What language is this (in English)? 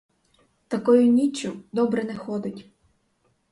Ukrainian